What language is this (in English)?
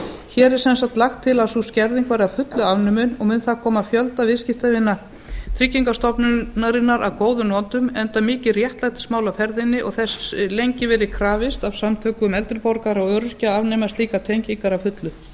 Icelandic